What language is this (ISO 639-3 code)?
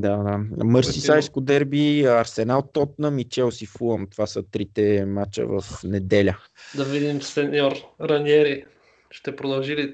bul